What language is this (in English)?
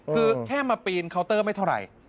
Thai